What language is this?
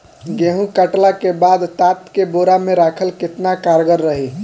Bhojpuri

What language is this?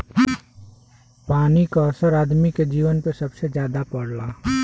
Bhojpuri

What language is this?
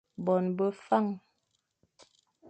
Fang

